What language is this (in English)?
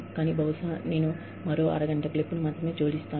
Telugu